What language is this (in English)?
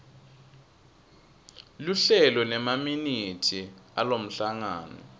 Swati